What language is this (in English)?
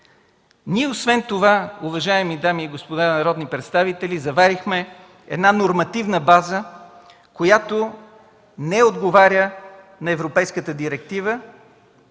Bulgarian